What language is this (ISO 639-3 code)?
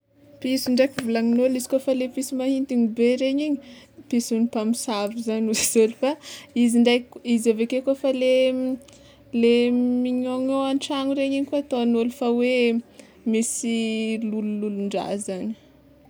xmw